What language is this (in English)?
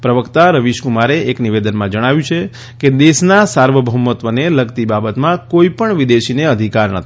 Gujarati